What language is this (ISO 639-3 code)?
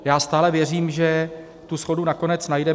ces